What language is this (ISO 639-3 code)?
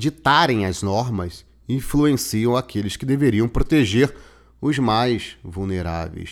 por